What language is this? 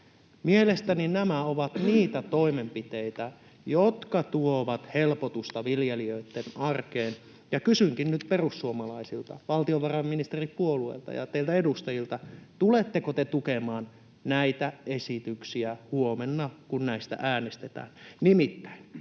Finnish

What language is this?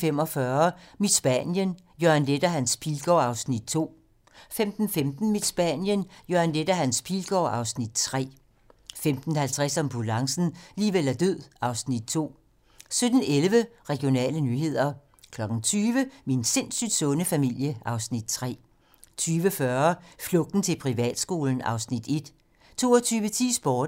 Danish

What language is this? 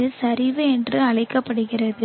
Tamil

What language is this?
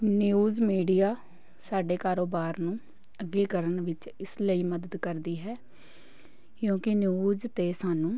Punjabi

